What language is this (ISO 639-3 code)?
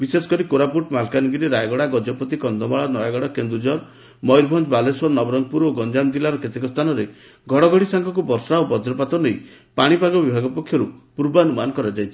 ori